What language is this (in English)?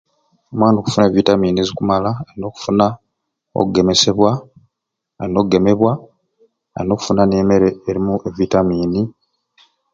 Ruuli